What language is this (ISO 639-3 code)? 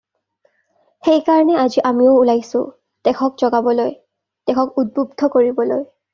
asm